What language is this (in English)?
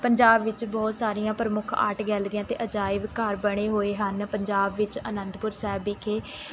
Punjabi